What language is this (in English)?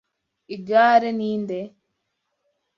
Kinyarwanda